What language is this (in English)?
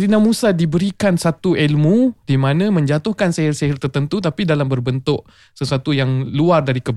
Malay